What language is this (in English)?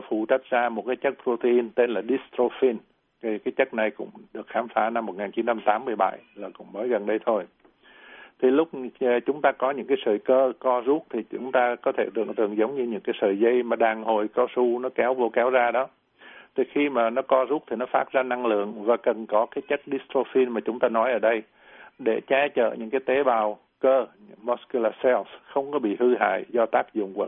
Vietnamese